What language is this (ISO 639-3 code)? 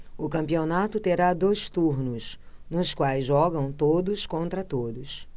por